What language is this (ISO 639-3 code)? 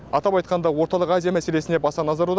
kaz